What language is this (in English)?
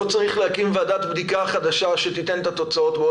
Hebrew